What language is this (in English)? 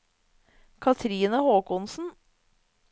Norwegian